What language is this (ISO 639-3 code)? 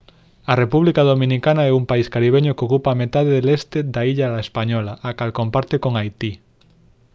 glg